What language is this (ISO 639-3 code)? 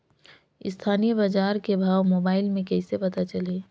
hne